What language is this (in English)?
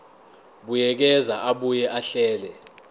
Zulu